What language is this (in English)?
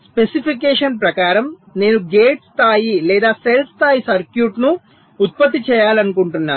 Telugu